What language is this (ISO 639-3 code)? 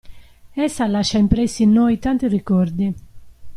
ita